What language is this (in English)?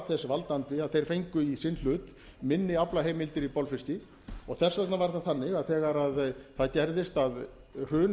Icelandic